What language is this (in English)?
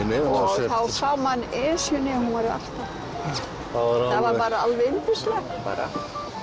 Icelandic